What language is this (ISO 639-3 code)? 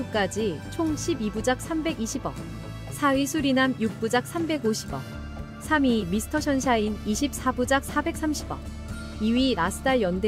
kor